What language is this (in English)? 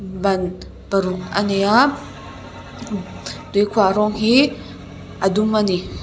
Mizo